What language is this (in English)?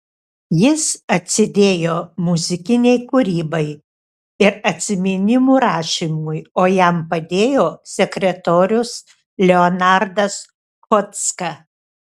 Lithuanian